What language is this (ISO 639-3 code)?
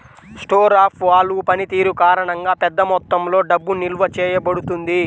tel